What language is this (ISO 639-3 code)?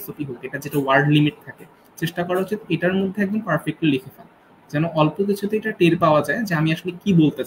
ben